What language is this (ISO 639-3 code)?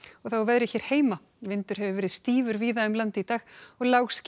isl